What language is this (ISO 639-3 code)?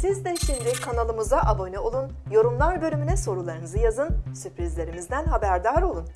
tur